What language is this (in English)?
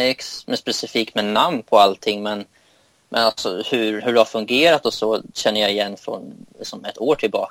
Swedish